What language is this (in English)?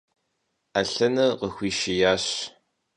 Kabardian